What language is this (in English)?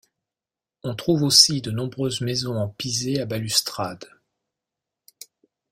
French